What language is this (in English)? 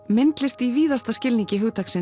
Icelandic